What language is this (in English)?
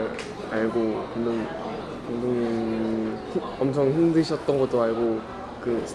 Korean